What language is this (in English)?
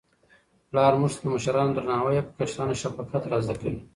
Pashto